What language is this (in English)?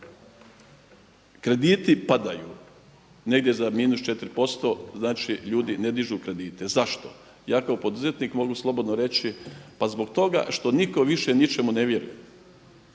Croatian